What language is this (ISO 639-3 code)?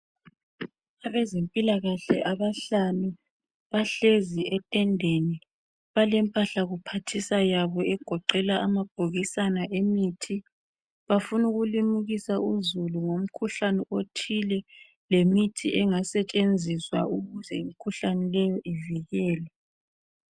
nde